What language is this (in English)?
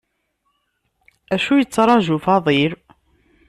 Kabyle